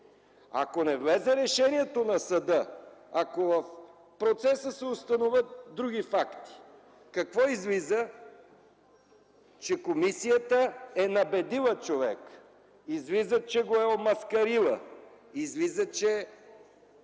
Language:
Bulgarian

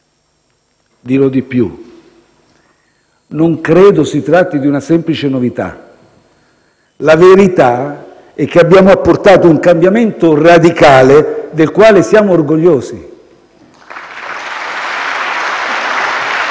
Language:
Italian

